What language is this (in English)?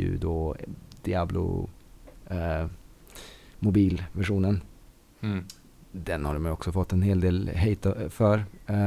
Swedish